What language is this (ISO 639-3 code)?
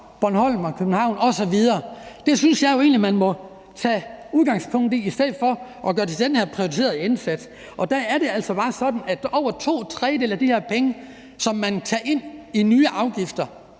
dan